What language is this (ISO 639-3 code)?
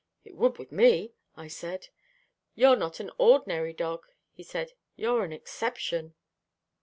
eng